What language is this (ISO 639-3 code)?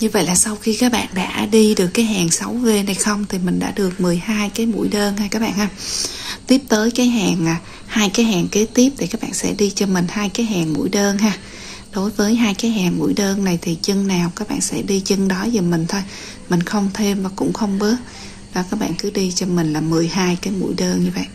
vie